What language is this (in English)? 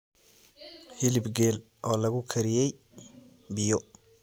Somali